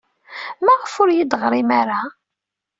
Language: Kabyle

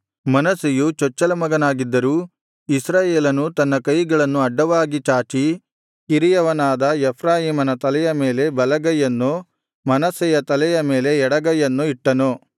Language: Kannada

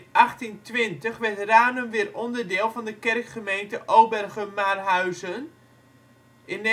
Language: Dutch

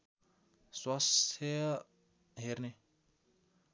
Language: Nepali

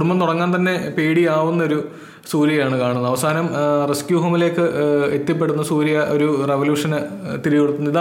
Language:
Malayalam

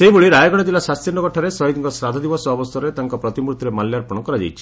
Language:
Odia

